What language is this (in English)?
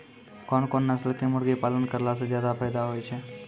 Maithili